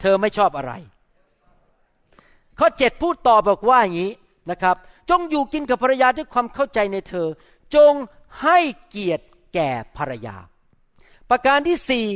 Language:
Thai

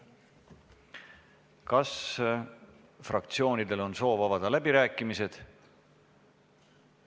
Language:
Estonian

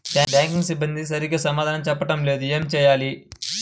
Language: Telugu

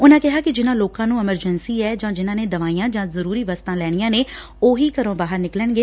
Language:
Punjabi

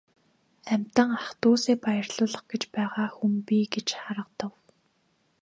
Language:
Mongolian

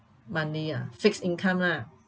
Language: English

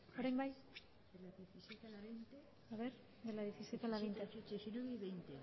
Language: Basque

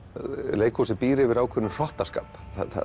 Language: Icelandic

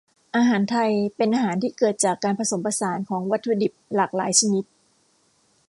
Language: Thai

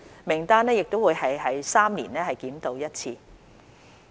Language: Cantonese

